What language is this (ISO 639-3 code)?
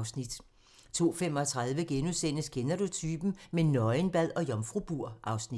dan